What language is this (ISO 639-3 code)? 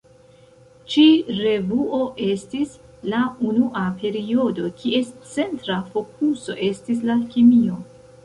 epo